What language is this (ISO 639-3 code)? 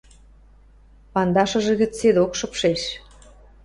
mrj